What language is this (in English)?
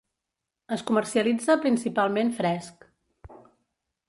Catalan